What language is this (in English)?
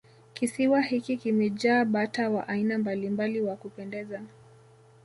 Swahili